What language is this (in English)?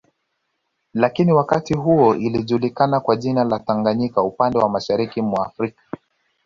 Swahili